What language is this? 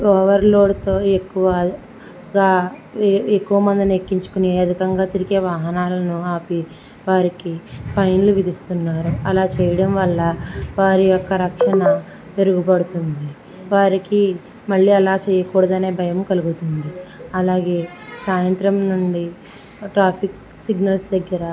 Telugu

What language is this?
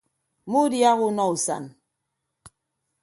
Ibibio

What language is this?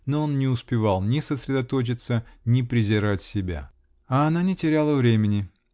Russian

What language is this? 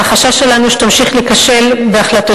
Hebrew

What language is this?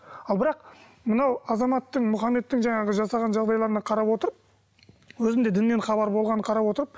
Kazakh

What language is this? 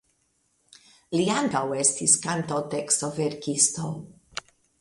Esperanto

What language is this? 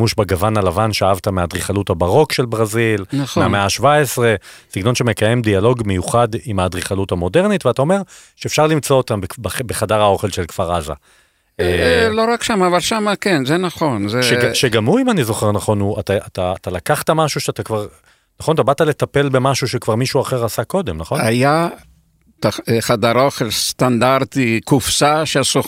Hebrew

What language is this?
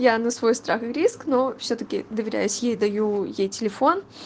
Russian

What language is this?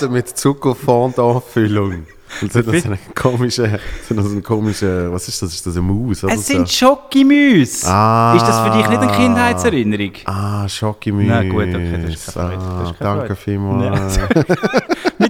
German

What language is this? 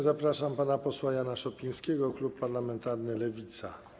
Polish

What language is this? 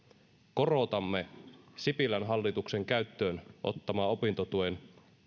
Finnish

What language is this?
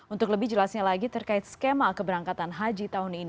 Indonesian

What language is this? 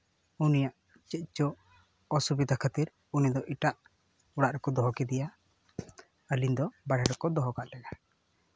Santali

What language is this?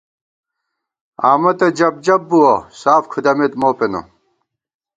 Gawar-Bati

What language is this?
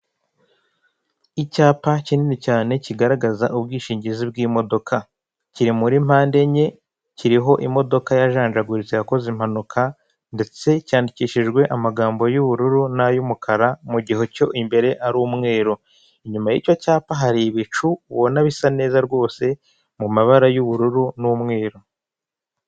Kinyarwanda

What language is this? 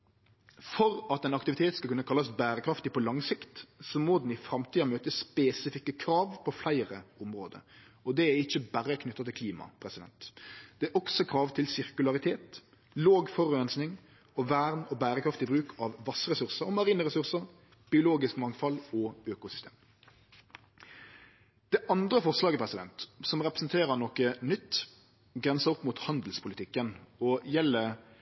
Norwegian Nynorsk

